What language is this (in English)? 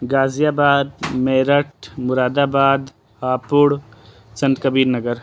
Urdu